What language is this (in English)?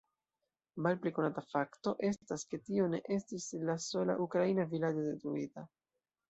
Esperanto